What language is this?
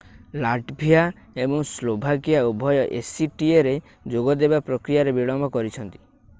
Odia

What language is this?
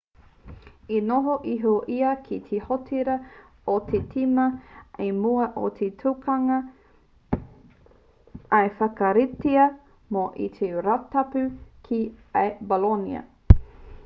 Māori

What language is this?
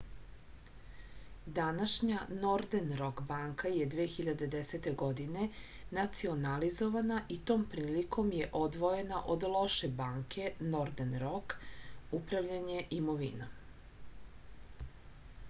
Serbian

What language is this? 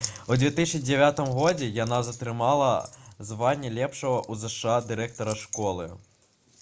Belarusian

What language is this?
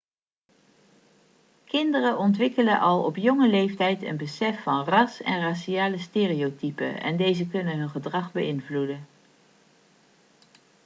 Dutch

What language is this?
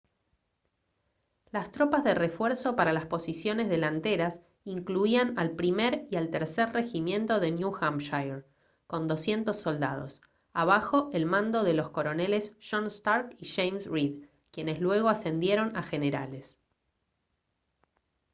Spanish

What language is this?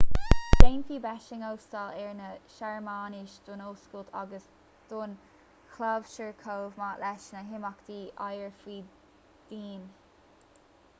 Irish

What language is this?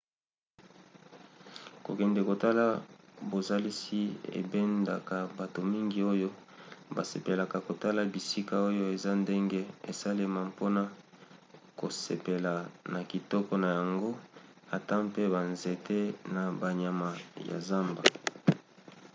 Lingala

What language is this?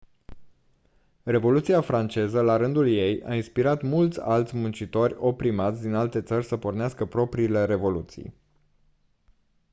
Romanian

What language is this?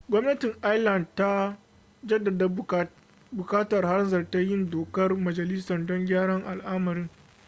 Hausa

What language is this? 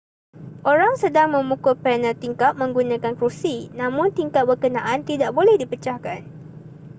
Malay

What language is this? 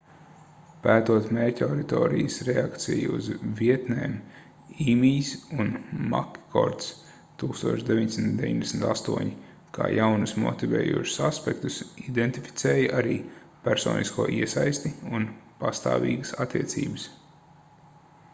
Latvian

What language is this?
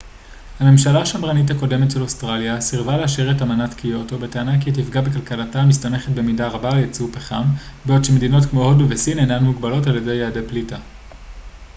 Hebrew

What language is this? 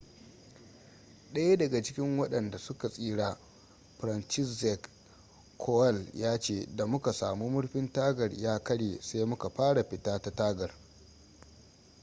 Hausa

